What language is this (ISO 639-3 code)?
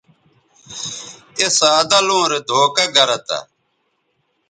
btv